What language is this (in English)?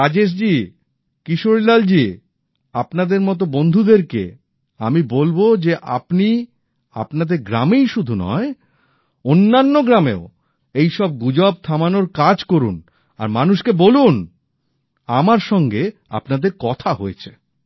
Bangla